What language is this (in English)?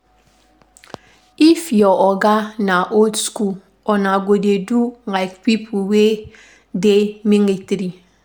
Nigerian Pidgin